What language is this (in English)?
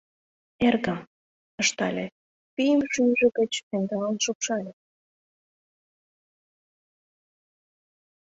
Mari